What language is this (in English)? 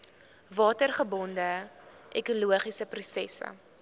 Afrikaans